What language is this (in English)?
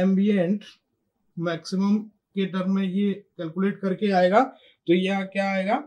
Hindi